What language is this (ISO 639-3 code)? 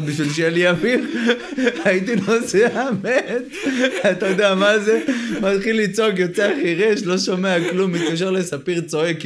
heb